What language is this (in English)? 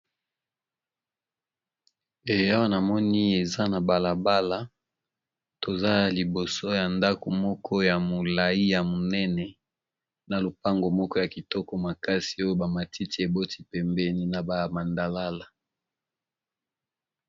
Lingala